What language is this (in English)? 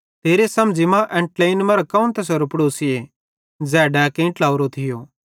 Bhadrawahi